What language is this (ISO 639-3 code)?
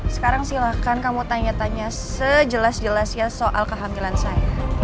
ind